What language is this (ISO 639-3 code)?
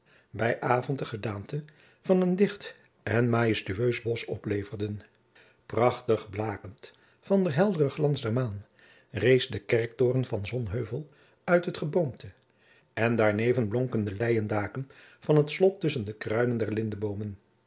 nld